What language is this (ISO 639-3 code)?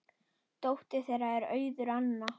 isl